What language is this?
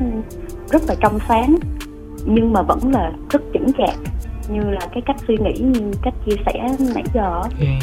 Vietnamese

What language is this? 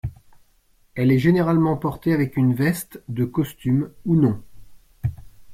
French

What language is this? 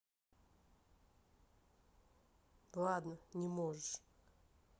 Russian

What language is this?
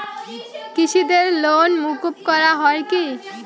Bangla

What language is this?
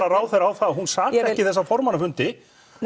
Icelandic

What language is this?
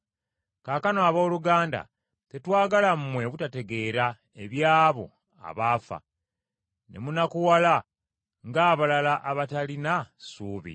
Ganda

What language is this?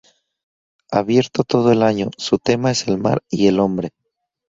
Spanish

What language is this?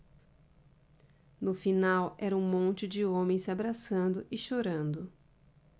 Portuguese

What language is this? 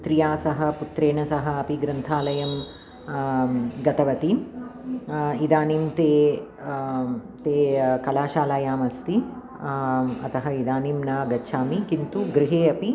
Sanskrit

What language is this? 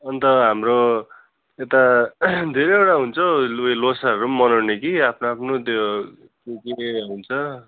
Nepali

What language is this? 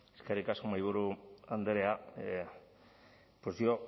Basque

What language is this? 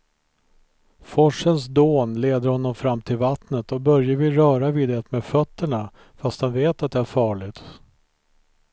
Swedish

